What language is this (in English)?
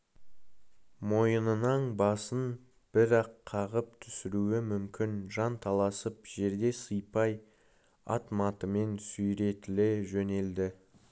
Kazakh